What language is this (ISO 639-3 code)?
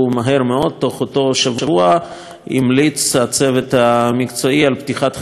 heb